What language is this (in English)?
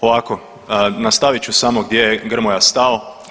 Croatian